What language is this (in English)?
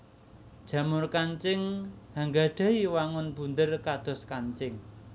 Javanese